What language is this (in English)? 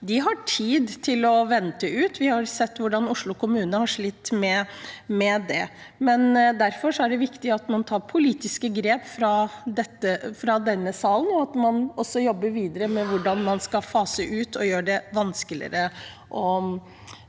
Norwegian